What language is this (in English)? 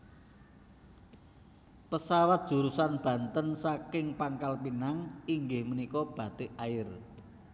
Javanese